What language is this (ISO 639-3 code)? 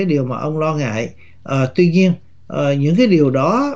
vie